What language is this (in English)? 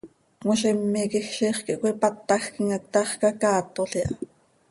Seri